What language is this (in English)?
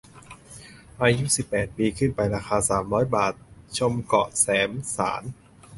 Thai